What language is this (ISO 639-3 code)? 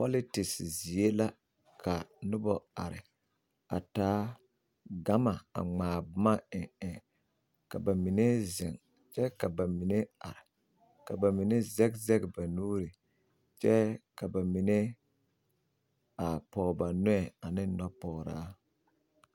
dga